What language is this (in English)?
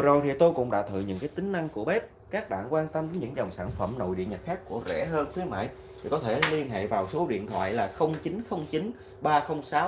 Vietnamese